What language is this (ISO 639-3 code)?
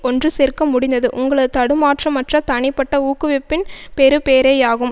tam